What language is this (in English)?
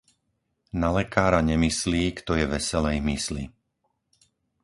Slovak